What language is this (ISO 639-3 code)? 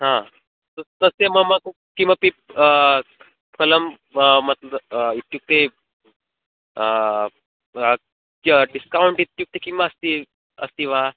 san